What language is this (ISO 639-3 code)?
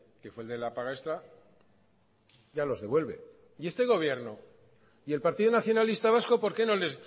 spa